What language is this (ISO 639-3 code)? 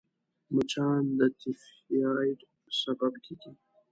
pus